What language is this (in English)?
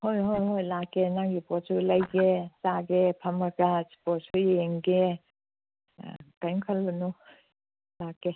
Manipuri